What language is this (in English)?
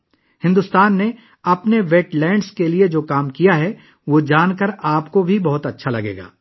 Urdu